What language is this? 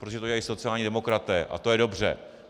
Czech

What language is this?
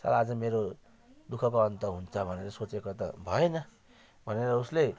Nepali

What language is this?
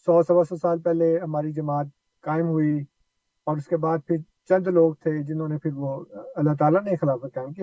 Urdu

